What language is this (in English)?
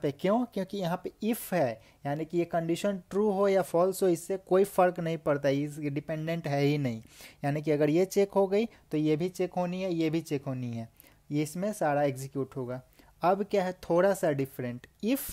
Hindi